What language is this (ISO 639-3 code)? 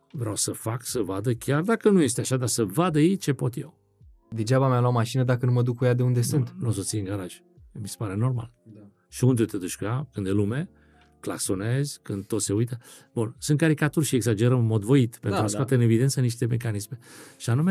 ron